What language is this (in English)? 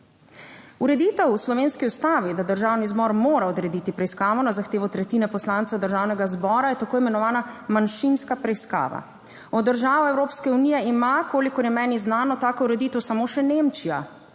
Slovenian